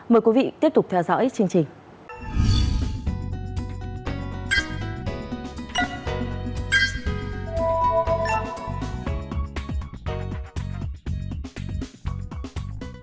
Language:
Vietnamese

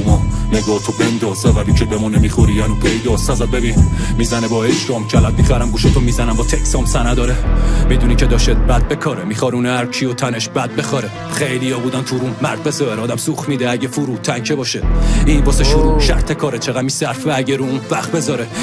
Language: Persian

